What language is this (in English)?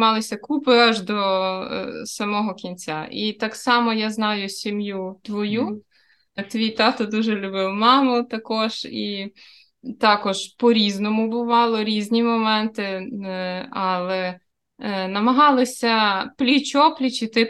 Ukrainian